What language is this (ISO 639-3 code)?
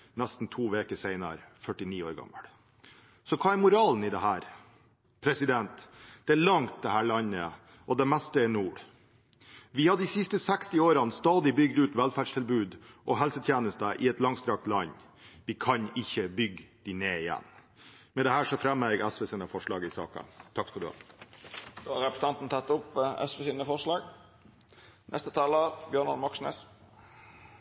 nor